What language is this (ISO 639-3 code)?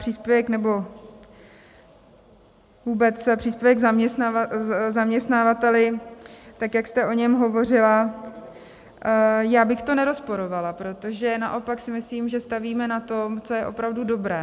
ces